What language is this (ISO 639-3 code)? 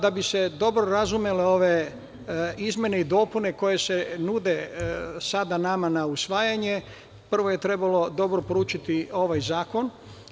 srp